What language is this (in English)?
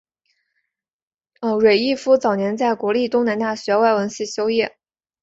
Chinese